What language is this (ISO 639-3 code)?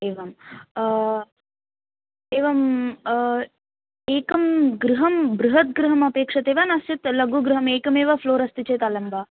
san